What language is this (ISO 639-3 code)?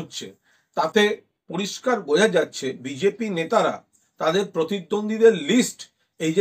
ben